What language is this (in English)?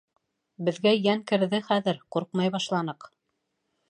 Bashkir